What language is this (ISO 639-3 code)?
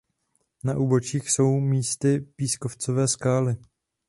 ces